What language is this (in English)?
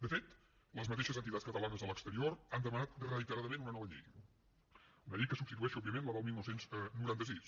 Catalan